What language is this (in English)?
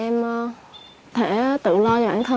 Vietnamese